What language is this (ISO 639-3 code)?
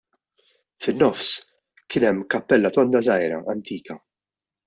mlt